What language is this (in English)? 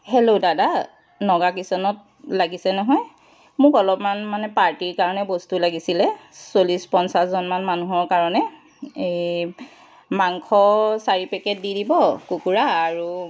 Assamese